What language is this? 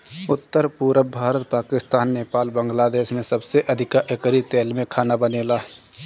Bhojpuri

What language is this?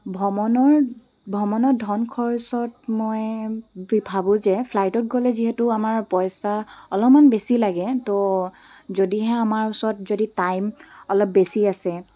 Assamese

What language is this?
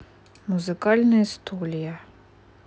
Russian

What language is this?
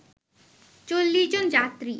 Bangla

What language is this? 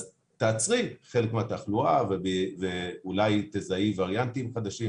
Hebrew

